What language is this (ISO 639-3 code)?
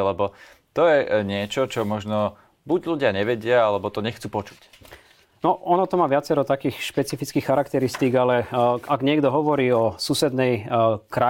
slk